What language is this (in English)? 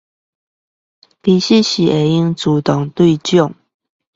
Chinese